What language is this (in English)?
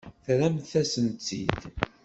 Kabyle